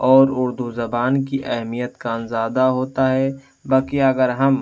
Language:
Urdu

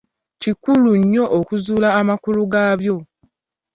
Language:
Ganda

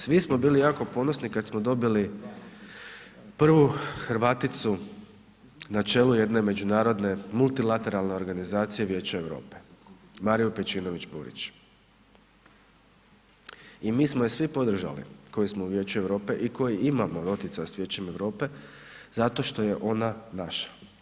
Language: Croatian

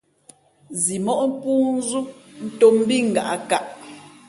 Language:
Fe'fe'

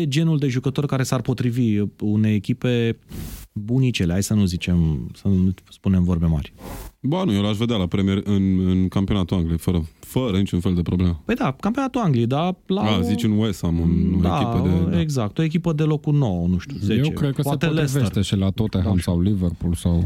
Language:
Romanian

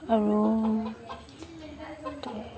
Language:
Assamese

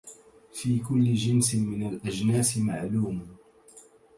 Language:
Arabic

